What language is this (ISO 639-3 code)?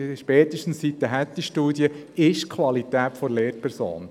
gsw